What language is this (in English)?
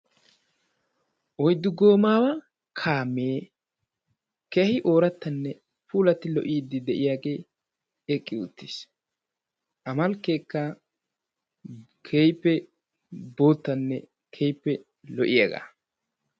Wolaytta